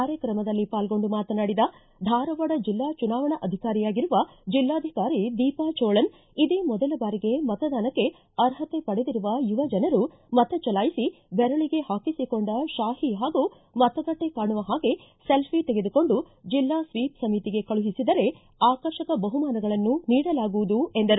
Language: Kannada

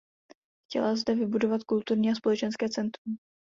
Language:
Czech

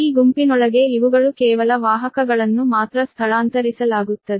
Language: Kannada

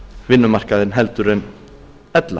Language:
Icelandic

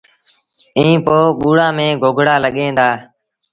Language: Sindhi Bhil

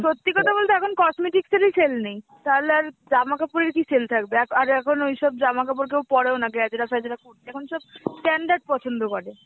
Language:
Bangla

